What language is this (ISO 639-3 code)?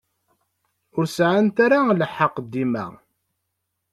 kab